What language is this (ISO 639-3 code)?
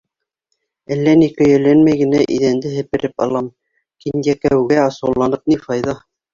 bak